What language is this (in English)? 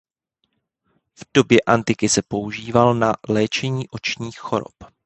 Czech